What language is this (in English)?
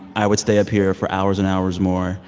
English